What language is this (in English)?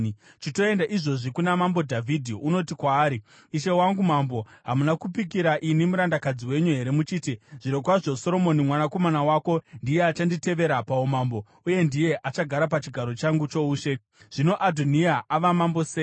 Shona